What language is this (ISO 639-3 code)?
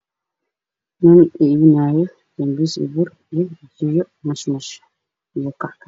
som